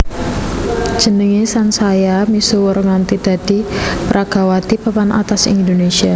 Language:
Javanese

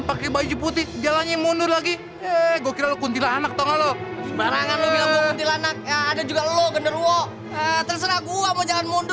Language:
Indonesian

